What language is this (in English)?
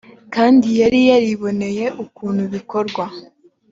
Kinyarwanda